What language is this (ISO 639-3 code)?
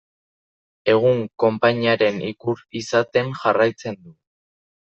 eus